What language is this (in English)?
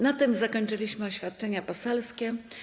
Polish